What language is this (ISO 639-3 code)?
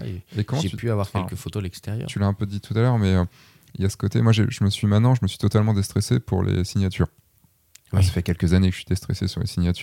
fra